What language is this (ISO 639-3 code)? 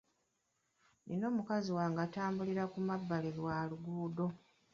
lug